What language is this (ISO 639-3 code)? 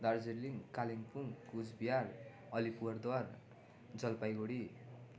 nep